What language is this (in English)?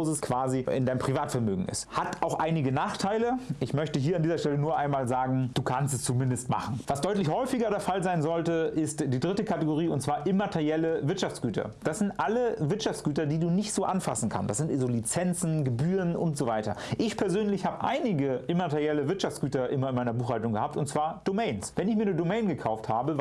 German